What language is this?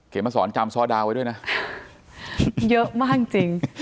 Thai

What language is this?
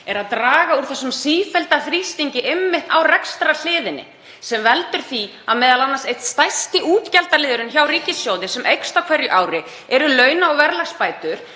Icelandic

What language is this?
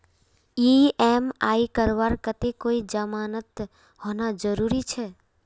Magahi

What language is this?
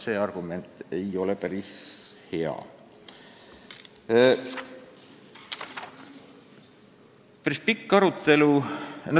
Estonian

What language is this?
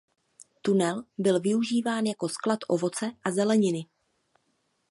Czech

